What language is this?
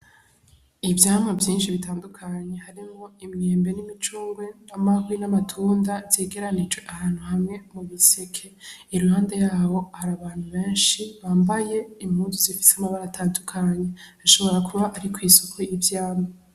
Rundi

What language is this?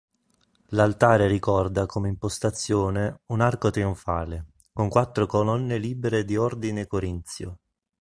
Italian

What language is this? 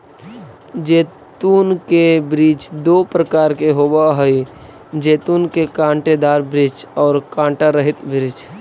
Magahi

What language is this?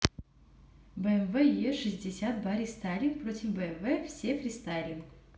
Russian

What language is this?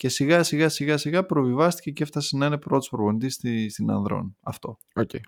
Greek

